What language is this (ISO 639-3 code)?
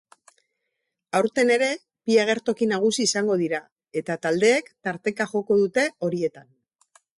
eus